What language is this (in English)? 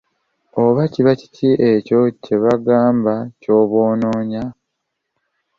Ganda